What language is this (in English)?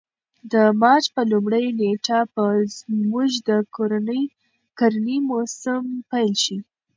Pashto